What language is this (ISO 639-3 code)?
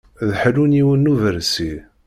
kab